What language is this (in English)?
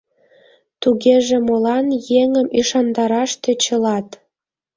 Mari